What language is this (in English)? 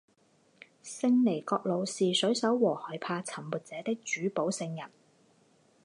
Chinese